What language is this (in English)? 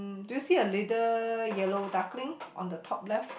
English